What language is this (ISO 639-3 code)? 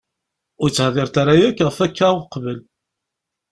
kab